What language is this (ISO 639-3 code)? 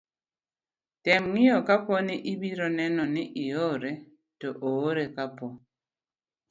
luo